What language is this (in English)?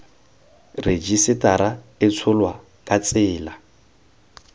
Tswana